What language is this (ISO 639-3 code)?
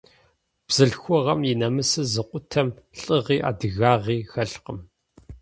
kbd